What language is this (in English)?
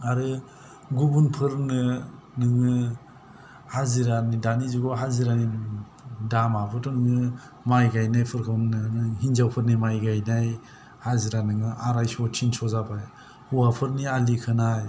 Bodo